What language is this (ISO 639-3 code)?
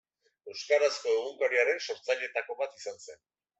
eus